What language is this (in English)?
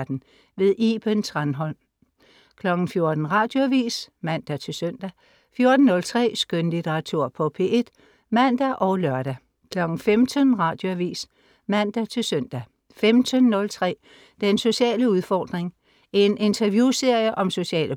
Danish